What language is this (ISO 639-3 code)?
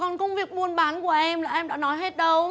vie